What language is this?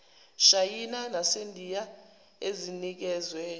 Zulu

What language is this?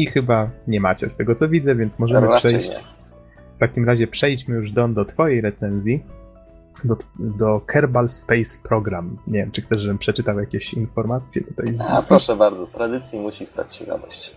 Polish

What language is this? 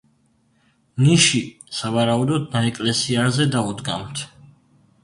Georgian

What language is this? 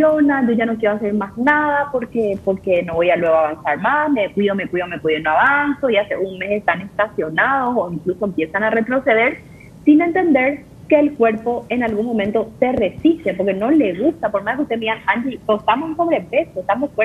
Spanish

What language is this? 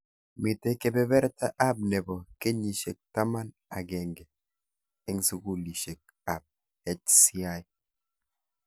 Kalenjin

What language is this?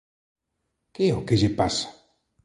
Galician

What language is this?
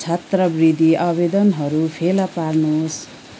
Nepali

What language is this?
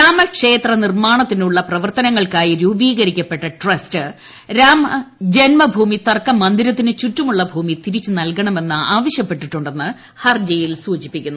Malayalam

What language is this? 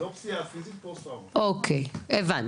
Hebrew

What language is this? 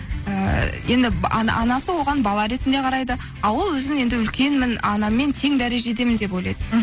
Kazakh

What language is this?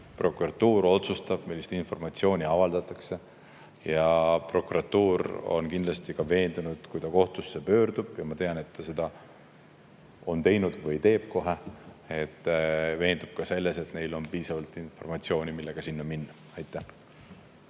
Estonian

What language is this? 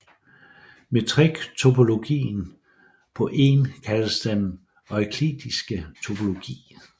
Danish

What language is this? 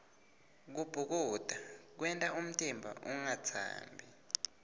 Swati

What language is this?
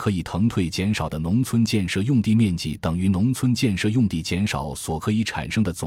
Chinese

